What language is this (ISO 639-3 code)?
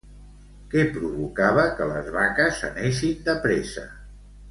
cat